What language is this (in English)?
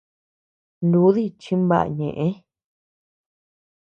Tepeuxila Cuicatec